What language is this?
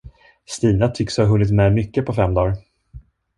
Swedish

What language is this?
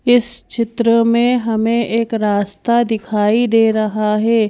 Hindi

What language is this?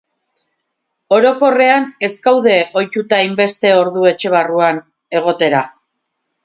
Basque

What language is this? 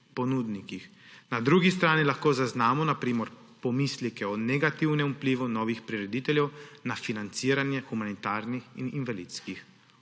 Slovenian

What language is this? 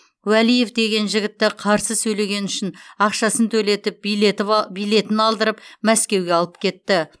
Kazakh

